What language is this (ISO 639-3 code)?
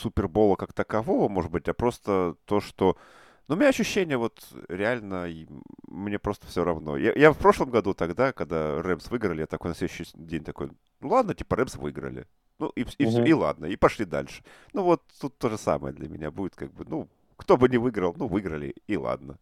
rus